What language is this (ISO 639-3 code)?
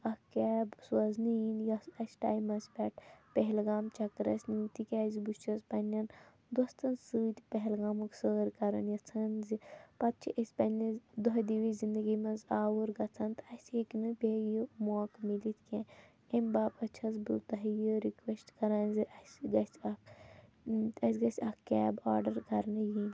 kas